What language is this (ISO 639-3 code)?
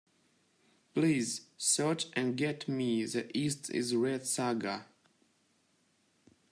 eng